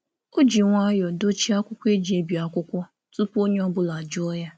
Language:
Igbo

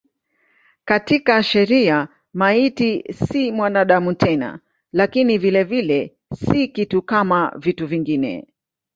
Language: Swahili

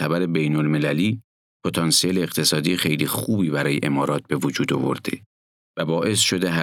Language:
Persian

